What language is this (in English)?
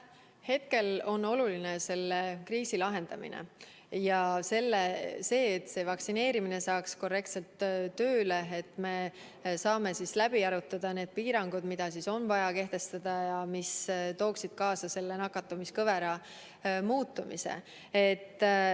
Estonian